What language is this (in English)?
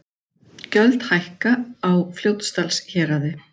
Icelandic